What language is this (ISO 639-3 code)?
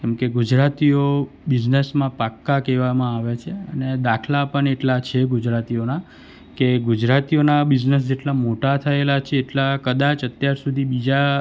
guj